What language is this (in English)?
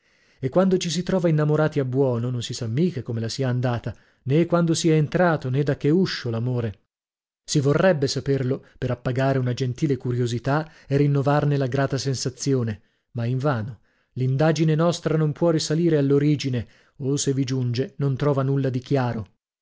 Italian